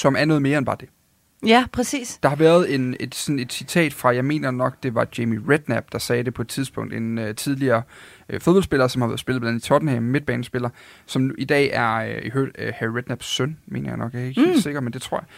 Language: Danish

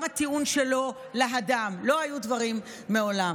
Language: Hebrew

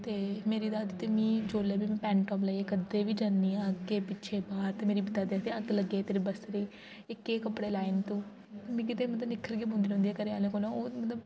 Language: Dogri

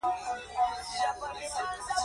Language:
Pashto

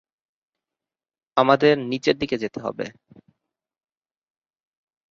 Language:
Bangla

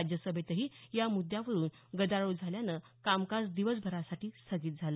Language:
Marathi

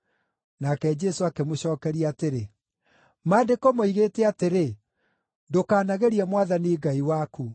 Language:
Kikuyu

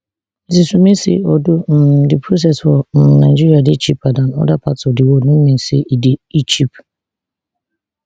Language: Nigerian Pidgin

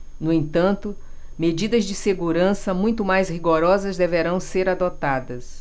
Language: Portuguese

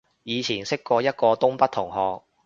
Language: Cantonese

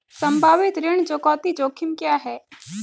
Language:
Hindi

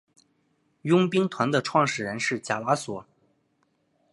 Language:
Chinese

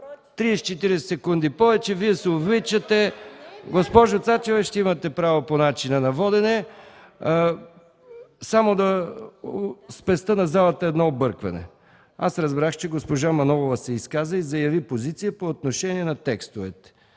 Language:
Bulgarian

